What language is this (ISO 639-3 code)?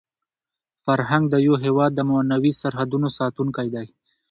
pus